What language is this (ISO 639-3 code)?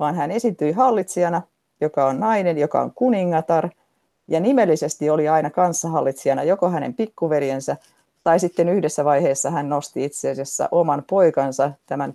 fin